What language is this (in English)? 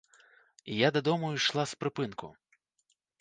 Belarusian